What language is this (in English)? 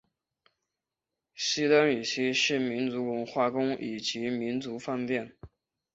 Chinese